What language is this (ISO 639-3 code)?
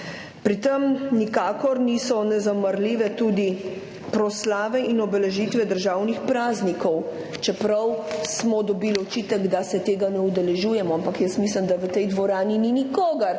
slv